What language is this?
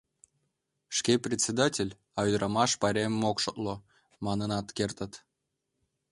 Mari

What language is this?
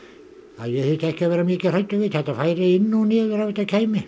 Icelandic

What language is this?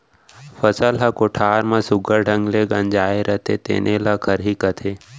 Chhattisgarhi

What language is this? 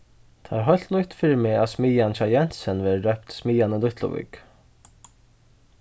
Faroese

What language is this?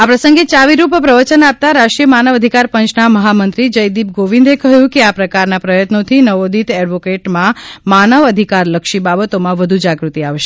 Gujarati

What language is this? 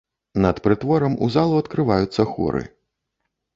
Belarusian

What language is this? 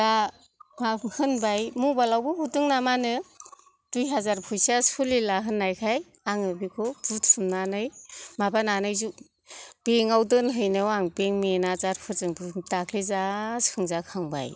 Bodo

